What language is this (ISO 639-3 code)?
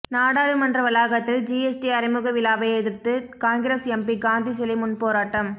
tam